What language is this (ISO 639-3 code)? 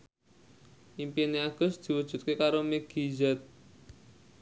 jav